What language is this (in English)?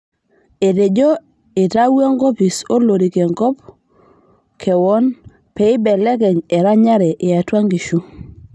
Masai